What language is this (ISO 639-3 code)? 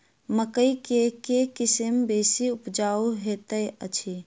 mai